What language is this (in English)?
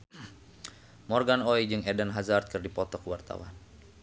Sundanese